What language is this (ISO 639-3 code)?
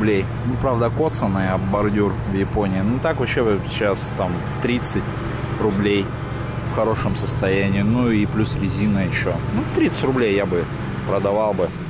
rus